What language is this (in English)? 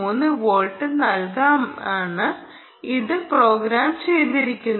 Malayalam